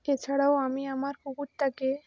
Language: Bangla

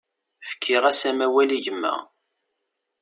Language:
Kabyle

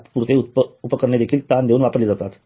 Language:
Marathi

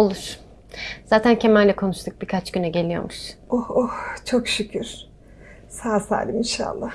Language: Turkish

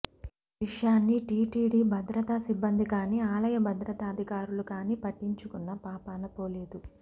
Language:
Telugu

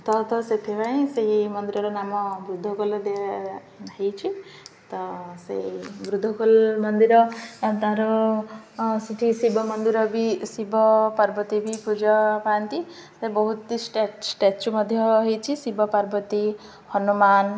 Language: Odia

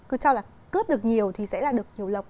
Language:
Vietnamese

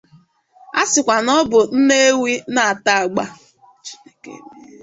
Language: Igbo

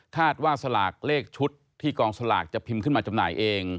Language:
Thai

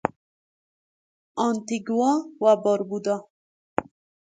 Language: Persian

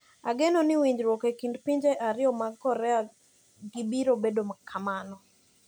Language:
Luo (Kenya and Tanzania)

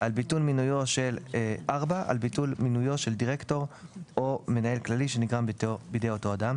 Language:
Hebrew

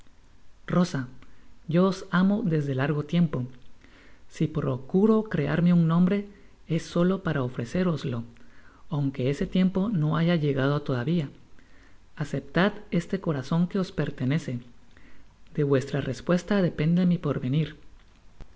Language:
Spanish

